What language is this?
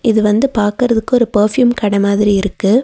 Tamil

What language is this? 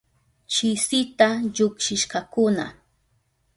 Southern Pastaza Quechua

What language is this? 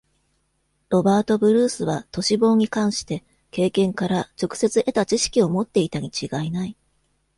Japanese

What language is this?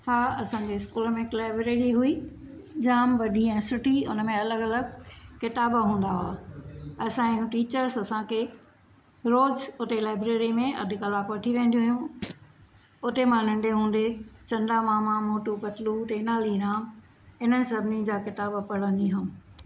Sindhi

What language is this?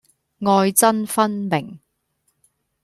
Cantonese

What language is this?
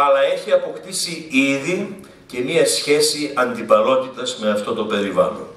Greek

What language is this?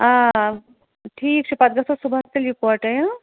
Kashmiri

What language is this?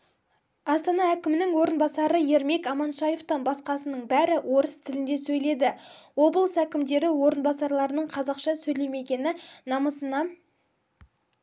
Kazakh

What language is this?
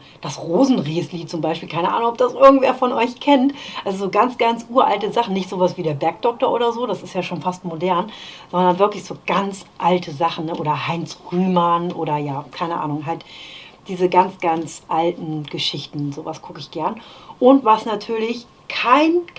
German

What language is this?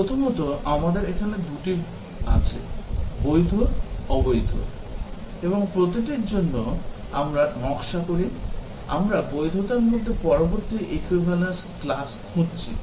Bangla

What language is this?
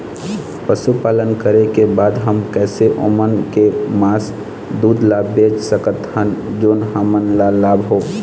Chhattisgarhi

